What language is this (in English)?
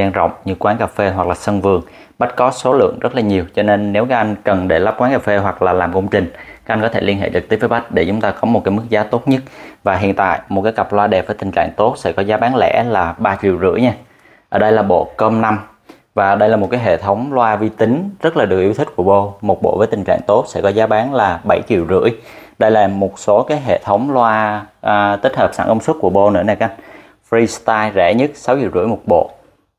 Vietnamese